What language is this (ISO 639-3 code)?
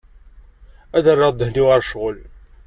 kab